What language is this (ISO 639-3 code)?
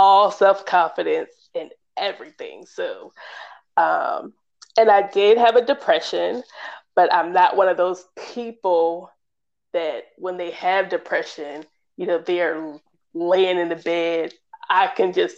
eng